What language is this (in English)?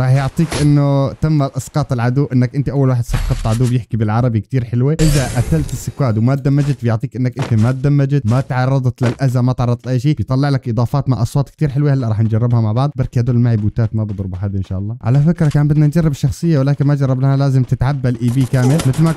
Arabic